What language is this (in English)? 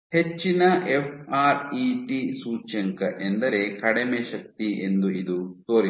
Kannada